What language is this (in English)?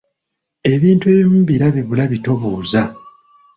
Ganda